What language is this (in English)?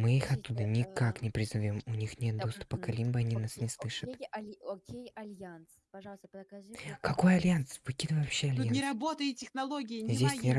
Russian